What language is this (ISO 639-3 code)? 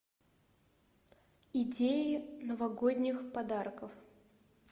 rus